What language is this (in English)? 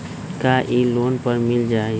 Magahi